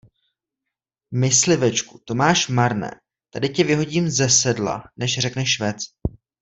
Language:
Czech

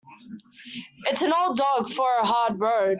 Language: English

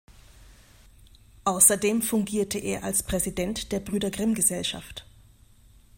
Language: German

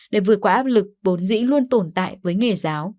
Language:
Vietnamese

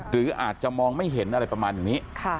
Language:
Thai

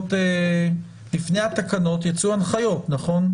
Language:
Hebrew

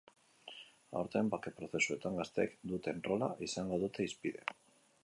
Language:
Basque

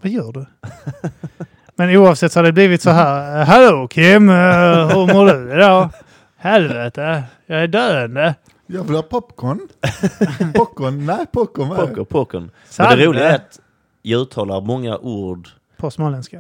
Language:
Swedish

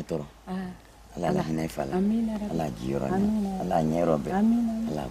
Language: French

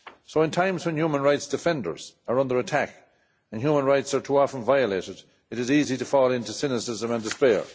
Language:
English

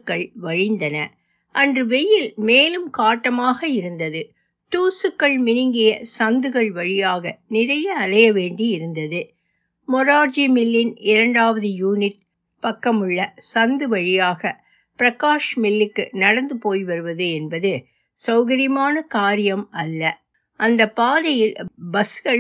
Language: Tamil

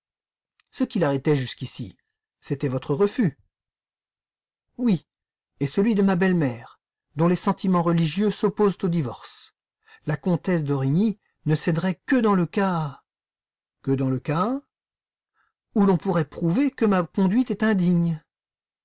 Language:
French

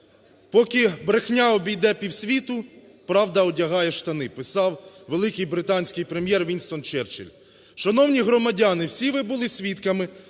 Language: Ukrainian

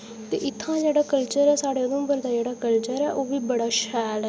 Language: Dogri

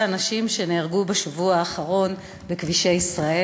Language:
Hebrew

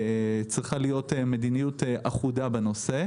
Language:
Hebrew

